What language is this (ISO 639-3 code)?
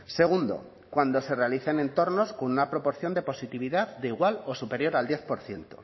spa